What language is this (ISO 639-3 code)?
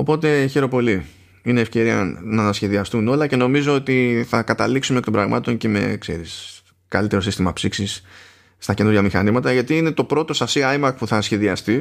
ell